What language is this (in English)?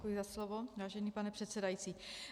Czech